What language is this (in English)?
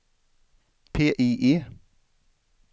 Swedish